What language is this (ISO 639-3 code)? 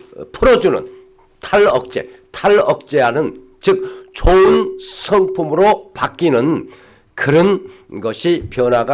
kor